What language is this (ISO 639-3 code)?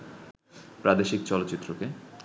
ben